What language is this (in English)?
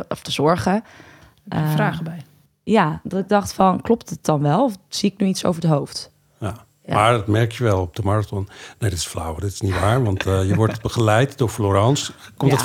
Dutch